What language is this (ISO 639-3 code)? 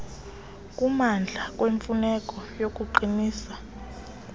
xho